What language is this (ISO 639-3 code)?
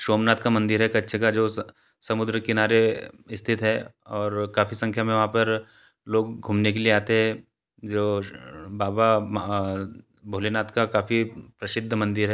hin